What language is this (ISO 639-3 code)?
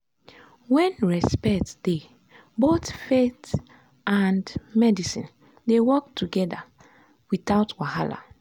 pcm